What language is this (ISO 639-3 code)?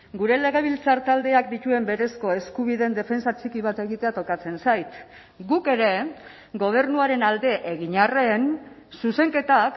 eus